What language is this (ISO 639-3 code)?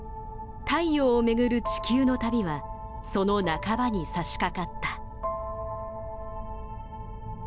jpn